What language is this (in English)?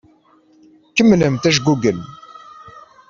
Kabyle